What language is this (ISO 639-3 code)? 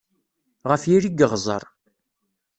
kab